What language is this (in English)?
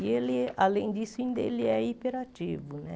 Portuguese